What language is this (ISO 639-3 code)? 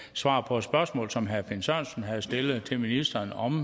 dan